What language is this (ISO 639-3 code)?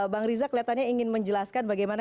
ind